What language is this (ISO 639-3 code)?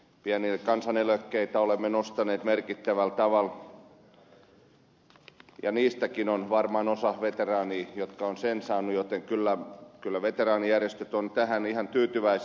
fin